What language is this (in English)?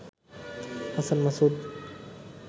Bangla